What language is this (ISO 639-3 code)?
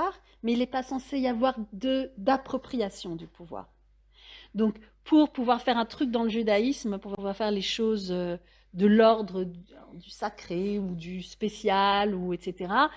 fra